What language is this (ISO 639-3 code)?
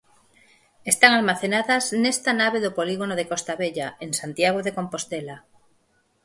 glg